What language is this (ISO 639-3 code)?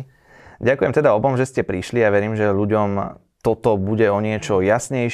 slk